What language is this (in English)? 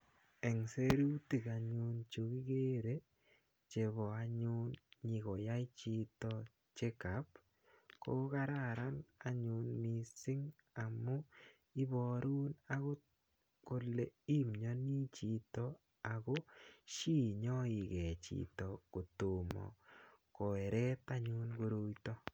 Kalenjin